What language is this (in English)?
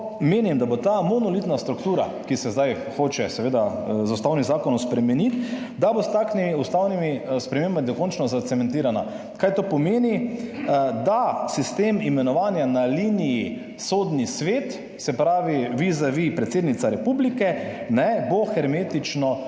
Slovenian